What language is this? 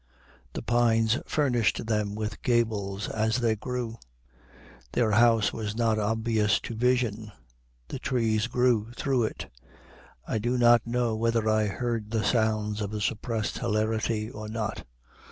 English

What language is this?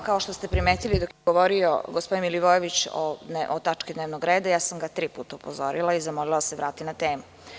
Serbian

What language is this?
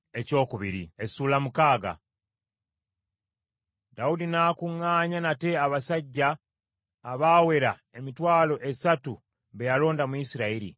Ganda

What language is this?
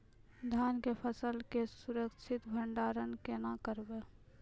Maithili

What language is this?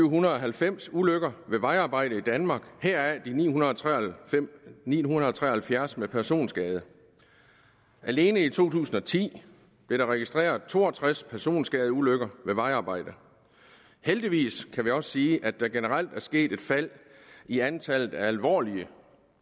Danish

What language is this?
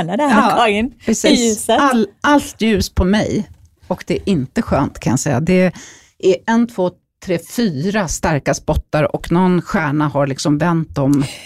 Swedish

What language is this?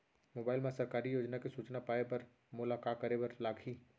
Chhattisgarhi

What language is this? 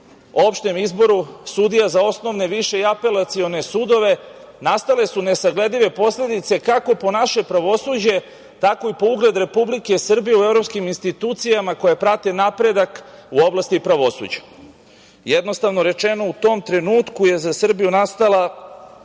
Serbian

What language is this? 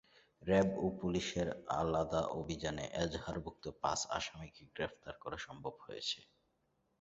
Bangla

